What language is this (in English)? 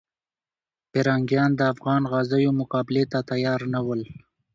Pashto